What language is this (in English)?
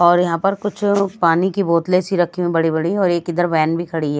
Hindi